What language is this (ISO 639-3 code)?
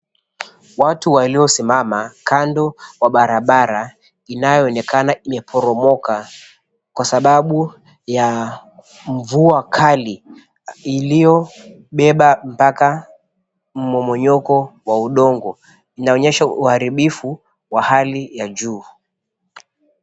swa